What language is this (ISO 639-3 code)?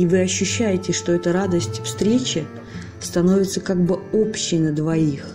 rus